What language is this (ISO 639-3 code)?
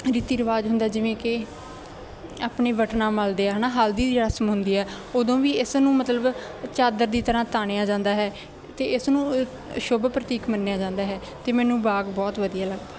pan